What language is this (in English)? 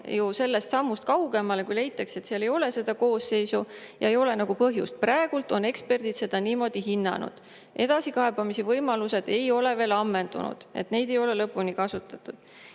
Estonian